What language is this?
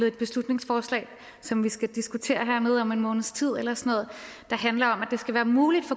Danish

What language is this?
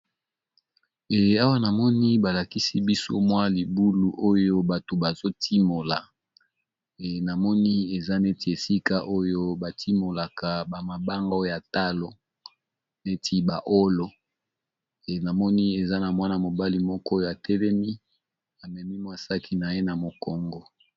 Lingala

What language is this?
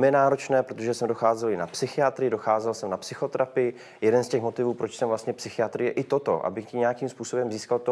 Czech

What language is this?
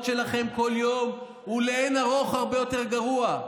Hebrew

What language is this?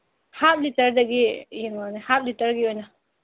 Manipuri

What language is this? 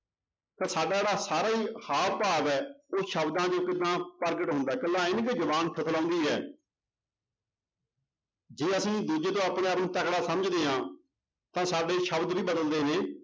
Punjabi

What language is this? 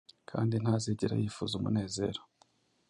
Kinyarwanda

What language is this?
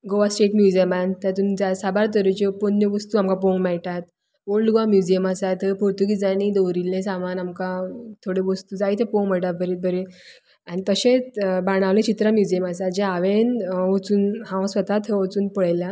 Konkani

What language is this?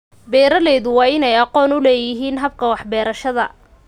Somali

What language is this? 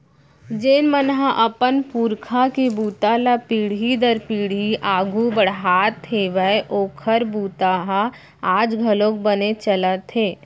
Chhattisgarhi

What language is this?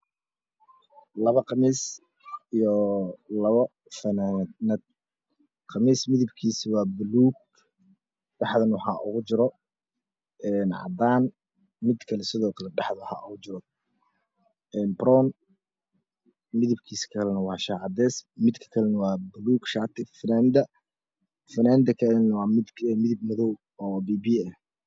Somali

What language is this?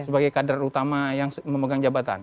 Indonesian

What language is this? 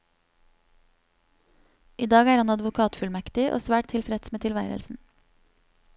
Norwegian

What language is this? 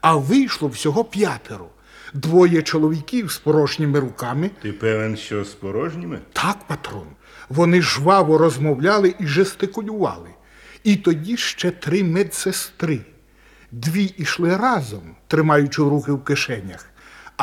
Ukrainian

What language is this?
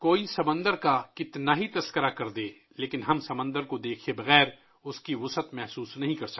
Urdu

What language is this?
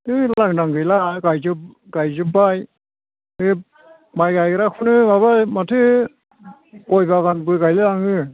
Bodo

